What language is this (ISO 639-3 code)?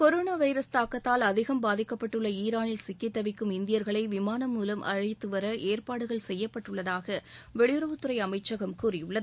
tam